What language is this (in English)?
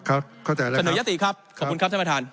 Thai